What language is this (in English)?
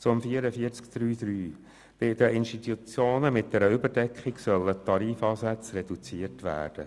Swiss German